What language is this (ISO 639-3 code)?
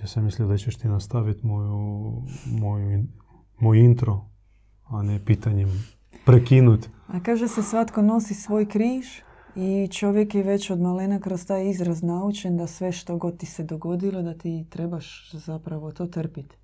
hrv